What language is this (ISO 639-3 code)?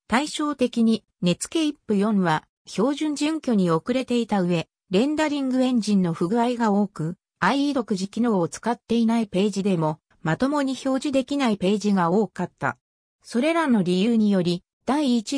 jpn